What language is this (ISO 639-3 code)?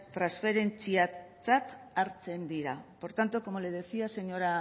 spa